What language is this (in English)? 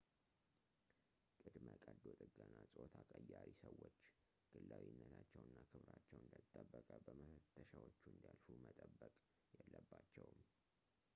Amharic